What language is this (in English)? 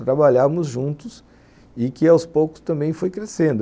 Portuguese